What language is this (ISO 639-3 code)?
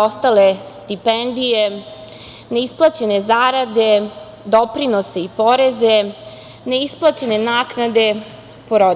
srp